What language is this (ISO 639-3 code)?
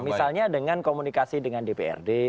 ind